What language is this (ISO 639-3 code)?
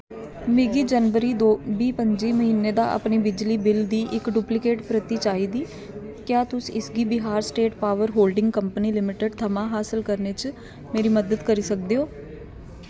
doi